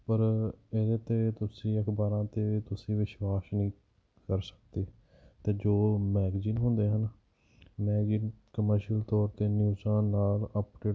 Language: Punjabi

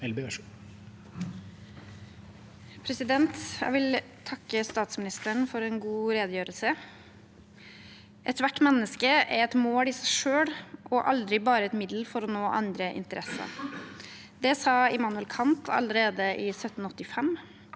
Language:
Norwegian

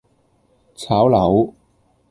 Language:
Cantonese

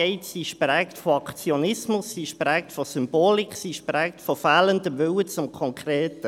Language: Swiss German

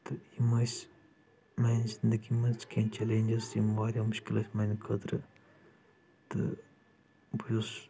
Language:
Kashmiri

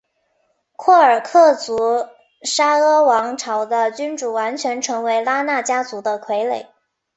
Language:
Chinese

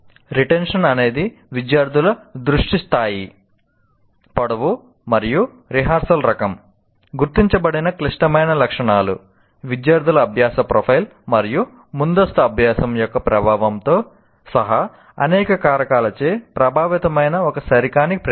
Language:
Telugu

